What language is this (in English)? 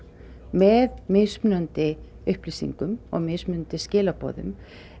Icelandic